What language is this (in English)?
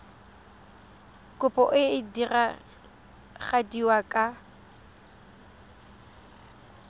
Tswana